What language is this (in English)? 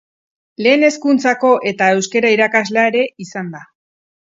Basque